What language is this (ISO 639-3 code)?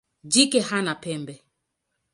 swa